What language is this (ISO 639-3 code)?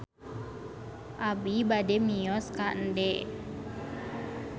sun